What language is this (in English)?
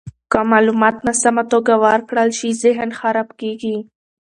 Pashto